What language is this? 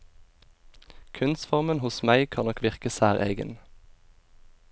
Norwegian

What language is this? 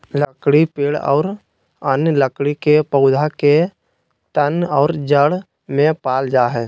Magahi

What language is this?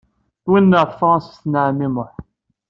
Kabyle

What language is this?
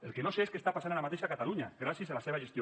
Catalan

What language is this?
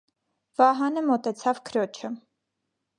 Armenian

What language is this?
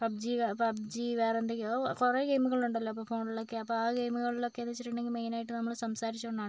Malayalam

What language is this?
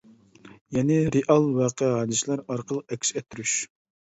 Uyghur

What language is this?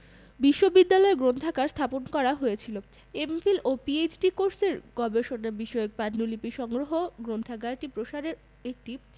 Bangla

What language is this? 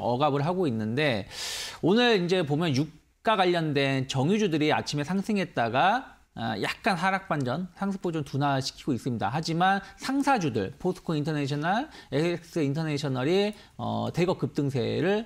Korean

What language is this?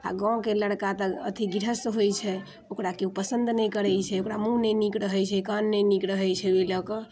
Maithili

